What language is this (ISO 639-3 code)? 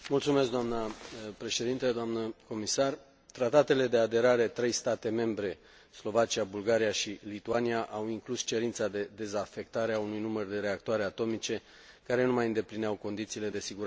ron